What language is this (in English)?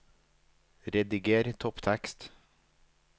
Norwegian